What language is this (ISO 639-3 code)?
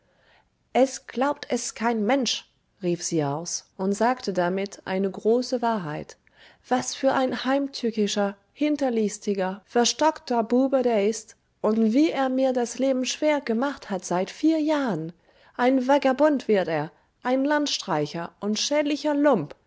deu